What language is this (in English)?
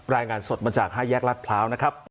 Thai